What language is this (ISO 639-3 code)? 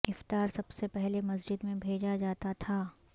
urd